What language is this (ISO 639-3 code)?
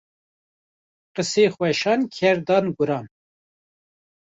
kur